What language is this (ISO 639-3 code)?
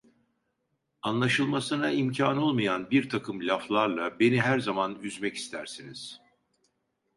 tur